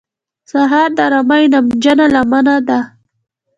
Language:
Pashto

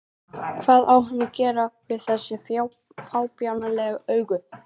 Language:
Icelandic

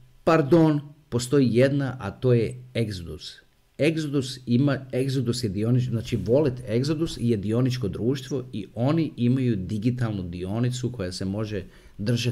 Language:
Croatian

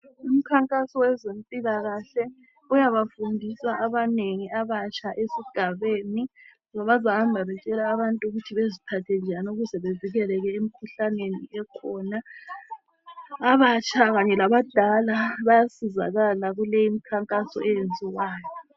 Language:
North Ndebele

